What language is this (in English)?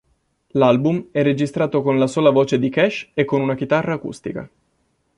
Italian